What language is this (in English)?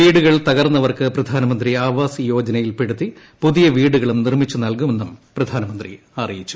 Malayalam